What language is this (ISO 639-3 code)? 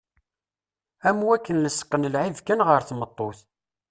kab